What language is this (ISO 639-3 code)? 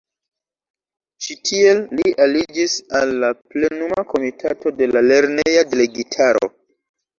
epo